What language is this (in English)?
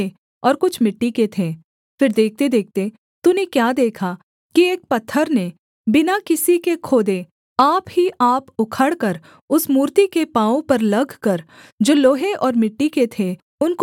Hindi